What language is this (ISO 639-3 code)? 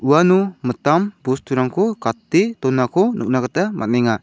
grt